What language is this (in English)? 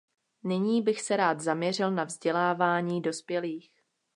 Czech